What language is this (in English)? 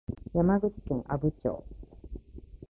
Japanese